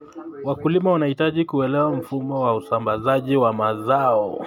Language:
Kalenjin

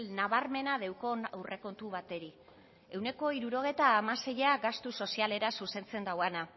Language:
Basque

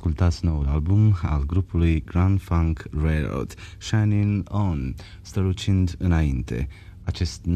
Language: Romanian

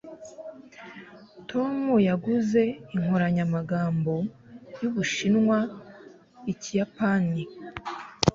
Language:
Kinyarwanda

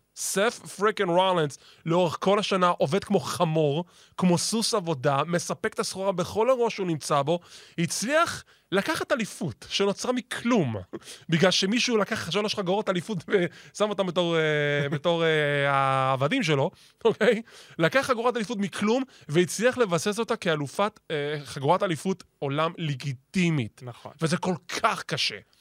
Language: Hebrew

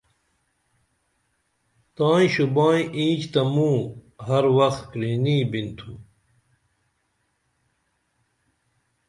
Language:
Dameli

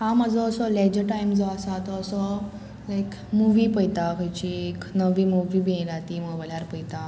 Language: Konkani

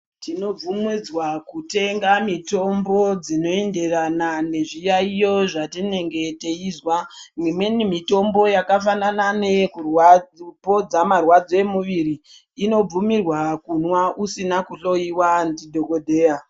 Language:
Ndau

